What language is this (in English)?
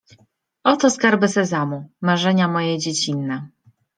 Polish